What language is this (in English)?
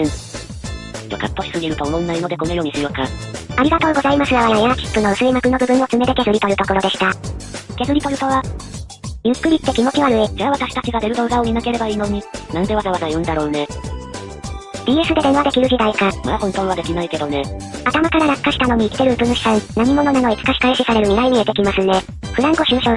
Japanese